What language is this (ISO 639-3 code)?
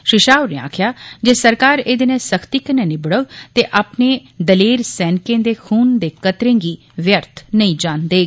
doi